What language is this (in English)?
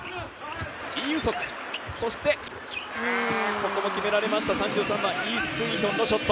Japanese